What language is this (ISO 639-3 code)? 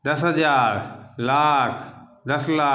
mai